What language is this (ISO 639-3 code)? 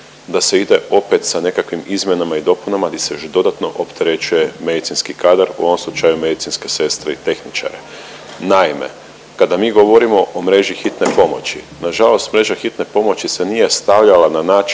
hrv